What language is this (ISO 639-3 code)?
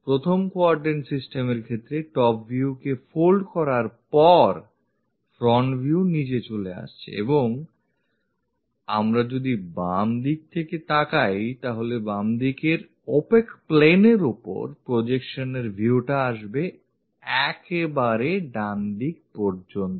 ben